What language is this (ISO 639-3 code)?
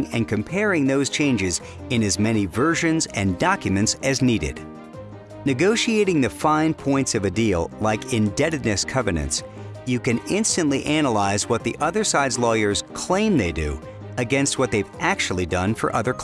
eng